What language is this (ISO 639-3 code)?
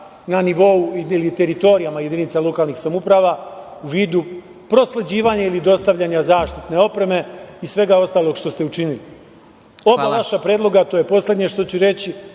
srp